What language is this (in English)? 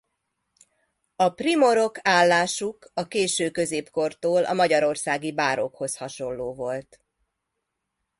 Hungarian